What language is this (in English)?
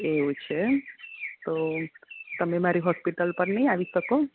Gujarati